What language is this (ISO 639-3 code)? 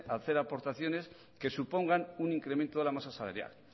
spa